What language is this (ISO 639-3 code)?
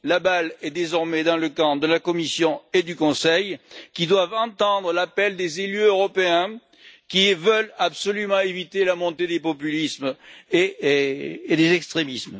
fra